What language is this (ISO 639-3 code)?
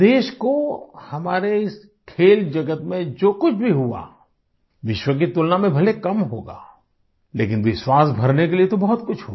hin